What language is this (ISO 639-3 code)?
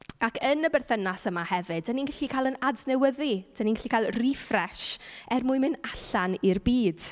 cym